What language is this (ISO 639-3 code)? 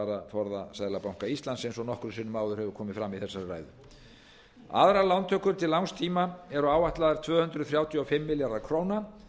isl